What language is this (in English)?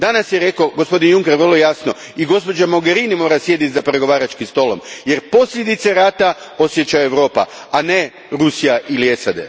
Croatian